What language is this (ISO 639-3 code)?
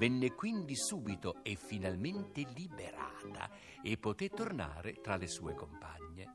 ita